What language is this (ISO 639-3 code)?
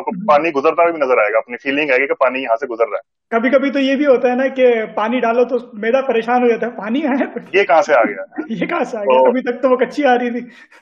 urd